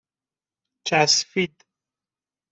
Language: Persian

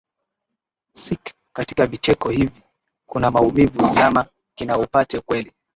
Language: Swahili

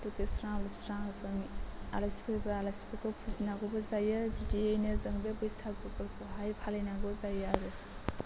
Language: Bodo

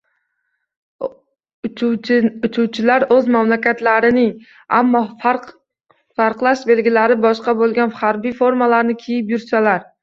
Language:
Uzbek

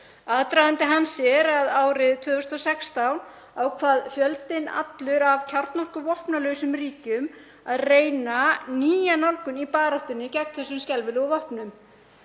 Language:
Icelandic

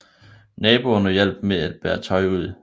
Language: Danish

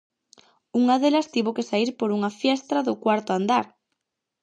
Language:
Galician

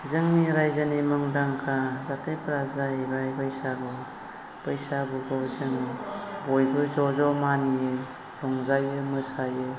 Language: Bodo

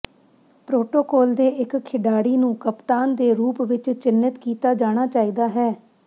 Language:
Punjabi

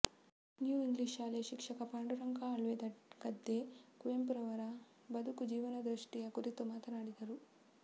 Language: Kannada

